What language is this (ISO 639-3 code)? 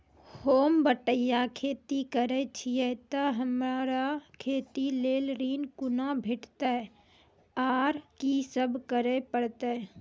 mai